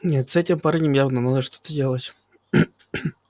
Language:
Russian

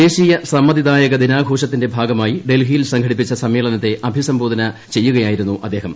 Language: Malayalam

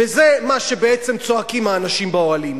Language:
Hebrew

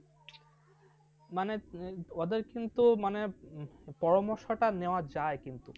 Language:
Bangla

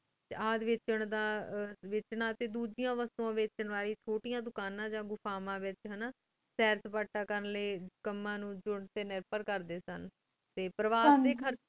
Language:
Punjabi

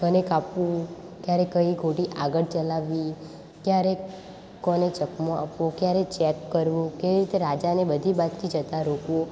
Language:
Gujarati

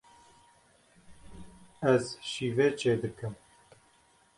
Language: Kurdish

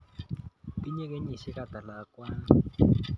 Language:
Kalenjin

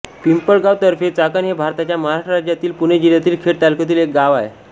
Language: Marathi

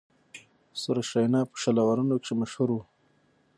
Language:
Pashto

